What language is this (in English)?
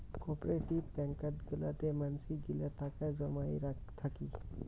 Bangla